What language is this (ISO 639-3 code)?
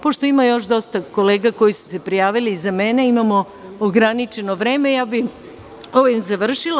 srp